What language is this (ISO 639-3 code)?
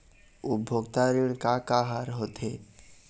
hne